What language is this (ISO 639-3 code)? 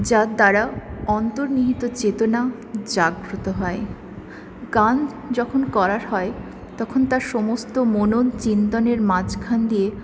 ben